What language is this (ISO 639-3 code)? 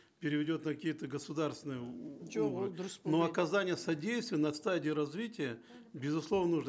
kaz